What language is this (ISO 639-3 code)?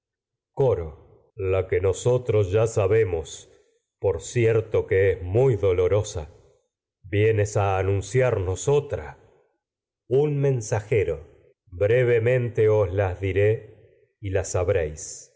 spa